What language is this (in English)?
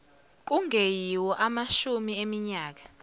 Zulu